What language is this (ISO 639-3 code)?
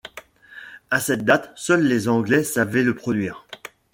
fra